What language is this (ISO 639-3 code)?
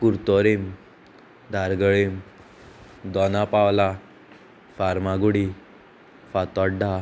kok